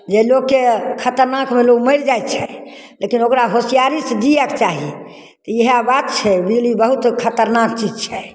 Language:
Maithili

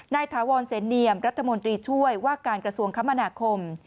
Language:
Thai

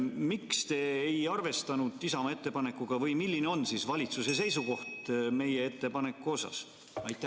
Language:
Estonian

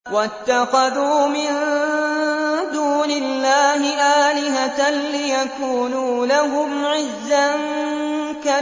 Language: Arabic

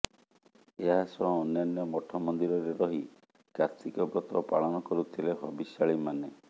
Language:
Odia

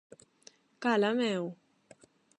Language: Galician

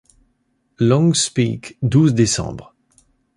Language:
French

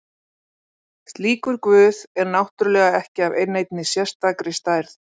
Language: Icelandic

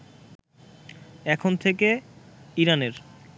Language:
Bangla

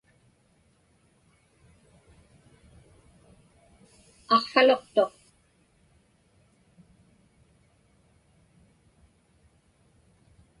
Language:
Inupiaq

